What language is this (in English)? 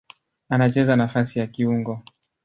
Swahili